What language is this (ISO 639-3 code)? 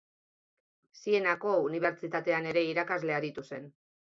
eus